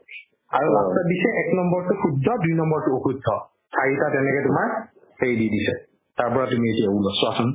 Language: Assamese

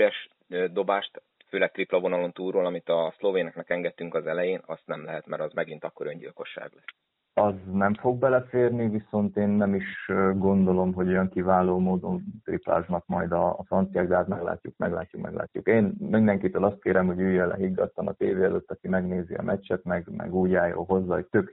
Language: Hungarian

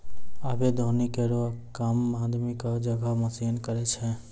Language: Maithili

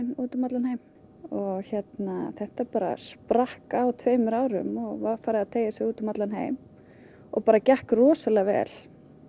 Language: Icelandic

